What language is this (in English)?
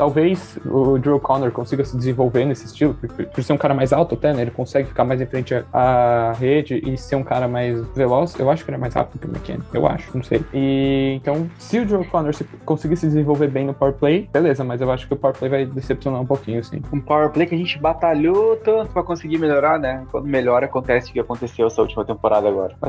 Portuguese